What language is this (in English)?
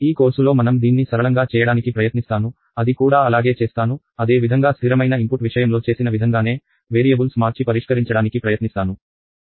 Telugu